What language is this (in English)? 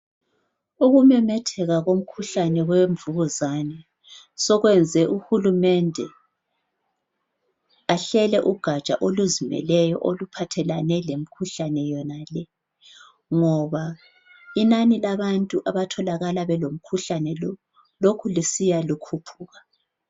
North Ndebele